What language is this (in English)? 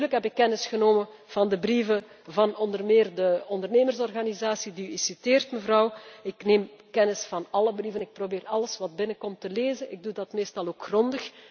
Dutch